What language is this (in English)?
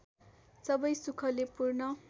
Nepali